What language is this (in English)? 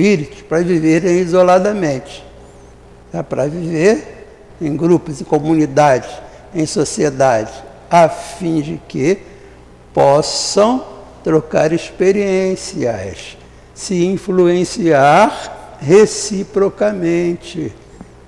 Portuguese